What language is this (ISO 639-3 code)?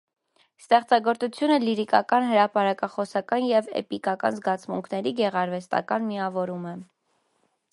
hye